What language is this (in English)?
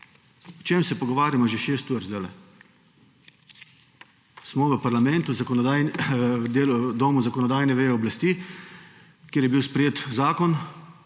Slovenian